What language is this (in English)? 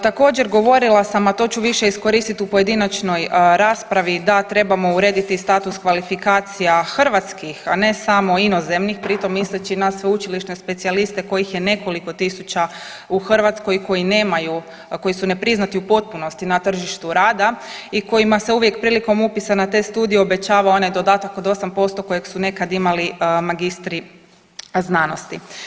Croatian